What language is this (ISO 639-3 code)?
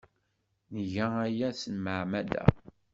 kab